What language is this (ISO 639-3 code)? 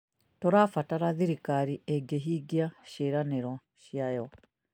kik